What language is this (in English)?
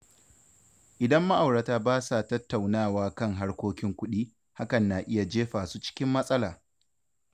Hausa